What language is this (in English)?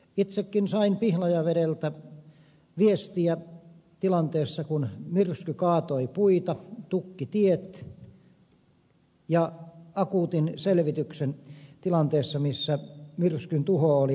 Finnish